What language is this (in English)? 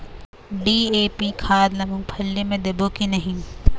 Chhattisgarhi